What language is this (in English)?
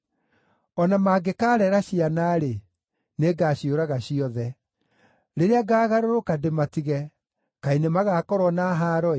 Kikuyu